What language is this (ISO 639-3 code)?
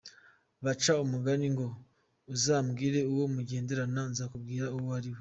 kin